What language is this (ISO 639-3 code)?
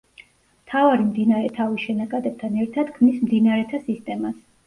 kat